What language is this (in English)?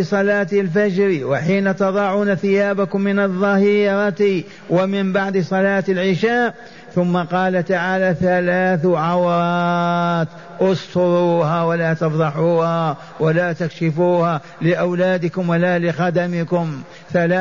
Arabic